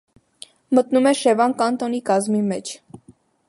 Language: Armenian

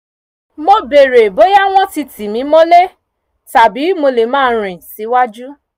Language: Yoruba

